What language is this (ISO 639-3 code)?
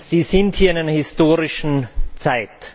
deu